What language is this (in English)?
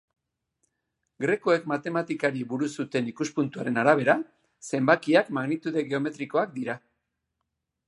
Basque